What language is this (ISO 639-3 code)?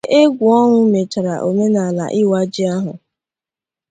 ibo